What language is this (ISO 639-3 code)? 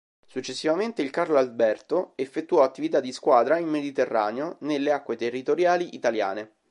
ita